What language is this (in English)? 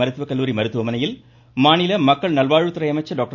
Tamil